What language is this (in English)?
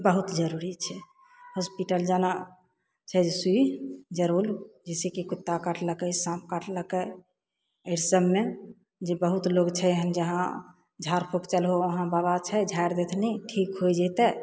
Maithili